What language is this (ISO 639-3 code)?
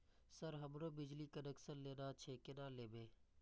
mai